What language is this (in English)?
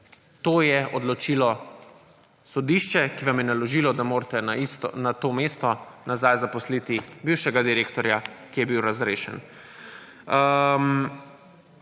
Slovenian